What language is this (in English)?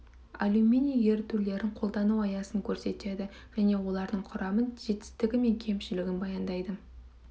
Kazakh